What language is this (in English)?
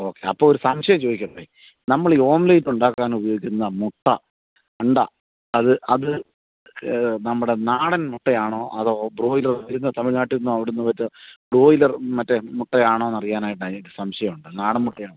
Malayalam